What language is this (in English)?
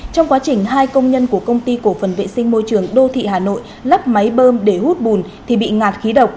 Vietnamese